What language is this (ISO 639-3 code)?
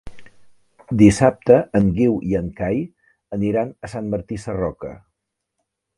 cat